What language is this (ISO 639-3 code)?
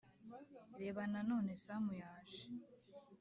kin